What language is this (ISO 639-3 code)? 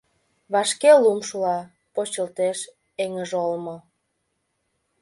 chm